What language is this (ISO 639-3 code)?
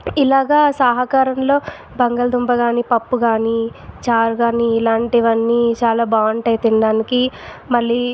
tel